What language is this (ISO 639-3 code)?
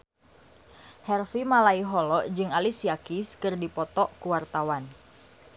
sun